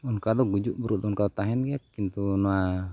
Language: Santali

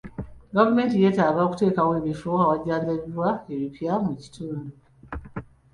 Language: Ganda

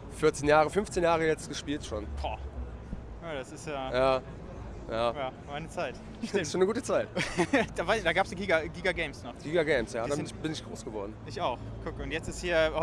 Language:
German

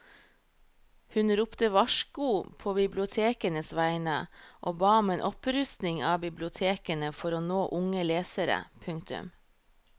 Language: Norwegian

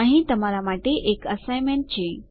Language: Gujarati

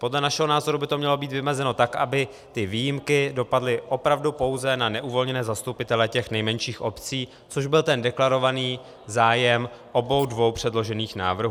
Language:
Czech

